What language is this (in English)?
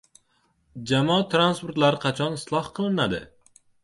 Uzbek